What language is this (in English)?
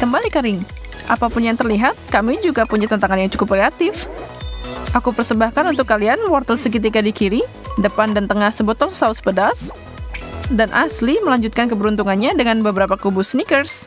Indonesian